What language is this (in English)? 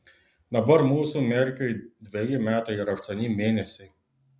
Lithuanian